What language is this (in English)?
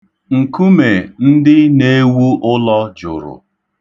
Igbo